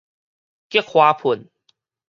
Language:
Min Nan Chinese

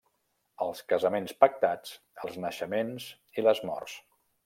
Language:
Catalan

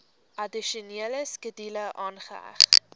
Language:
Afrikaans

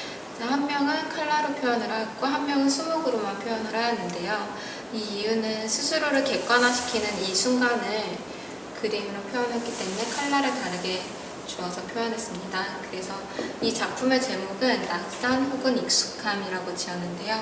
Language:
Korean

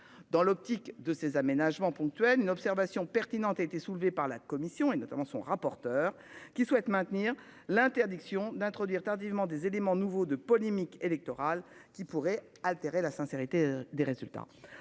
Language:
French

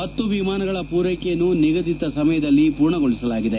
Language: Kannada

